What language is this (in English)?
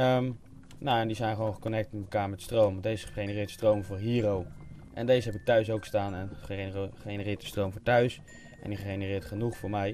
Dutch